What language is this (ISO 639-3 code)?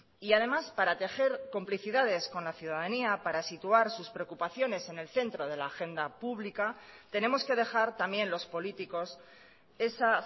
spa